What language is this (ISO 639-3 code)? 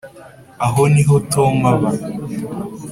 kin